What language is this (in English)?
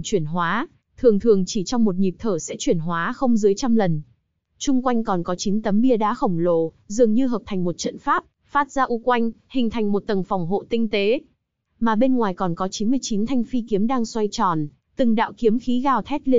Vietnamese